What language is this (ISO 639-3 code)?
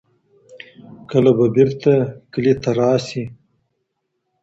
pus